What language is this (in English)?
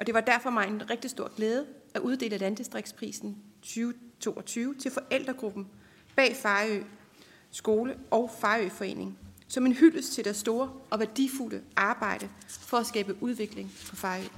Danish